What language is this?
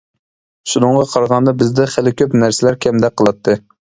Uyghur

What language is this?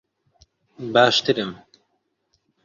Central Kurdish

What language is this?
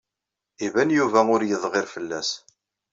Kabyle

